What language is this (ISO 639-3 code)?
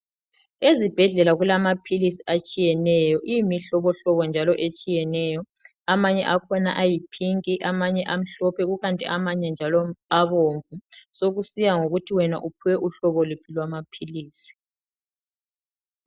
nde